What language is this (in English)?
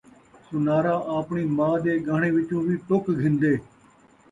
Saraiki